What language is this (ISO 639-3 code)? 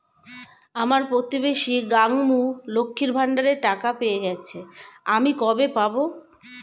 ben